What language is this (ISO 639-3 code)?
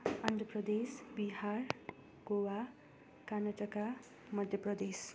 nep